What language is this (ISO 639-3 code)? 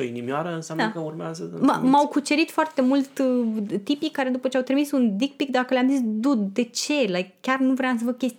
ron